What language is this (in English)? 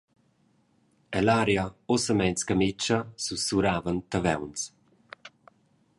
Romansh